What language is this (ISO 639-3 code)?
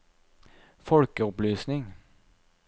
nor